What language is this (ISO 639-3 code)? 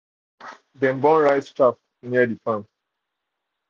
pcm